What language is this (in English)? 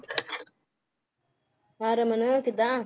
Punjabi